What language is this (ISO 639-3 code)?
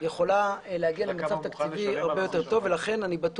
heb